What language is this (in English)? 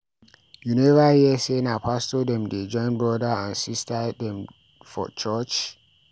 Nigerian Pidgin